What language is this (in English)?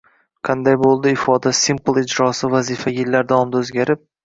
Uzbek